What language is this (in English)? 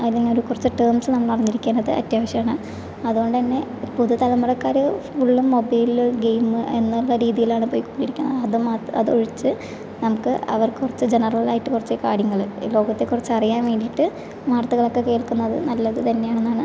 Malayalam